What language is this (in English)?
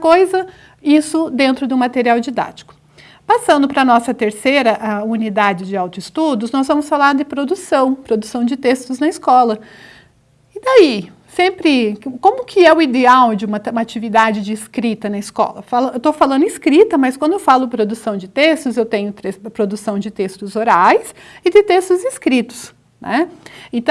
Portuguese